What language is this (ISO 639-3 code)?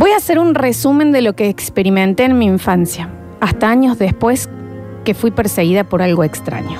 spa